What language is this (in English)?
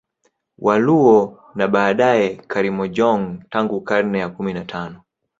Swahili